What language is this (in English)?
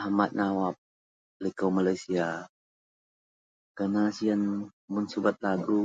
Central Melanau